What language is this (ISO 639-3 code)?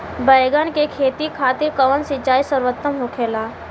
bho